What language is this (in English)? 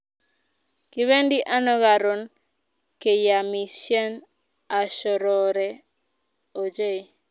Kalenjin